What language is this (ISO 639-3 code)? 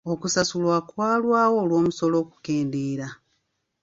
lug